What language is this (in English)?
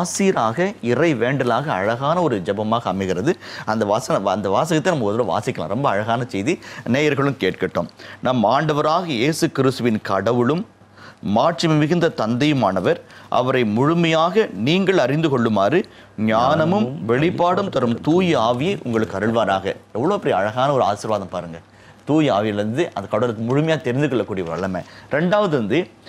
Tamil